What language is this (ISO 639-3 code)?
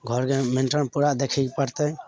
mai